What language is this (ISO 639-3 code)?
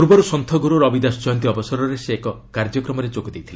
ori